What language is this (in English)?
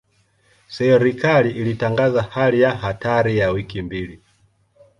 Swahili